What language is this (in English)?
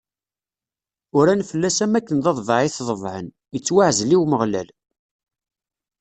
Kabyle